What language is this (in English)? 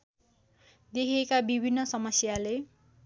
Nepali